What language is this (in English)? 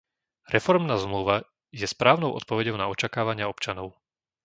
Slovak